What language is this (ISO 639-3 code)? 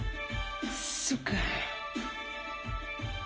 rus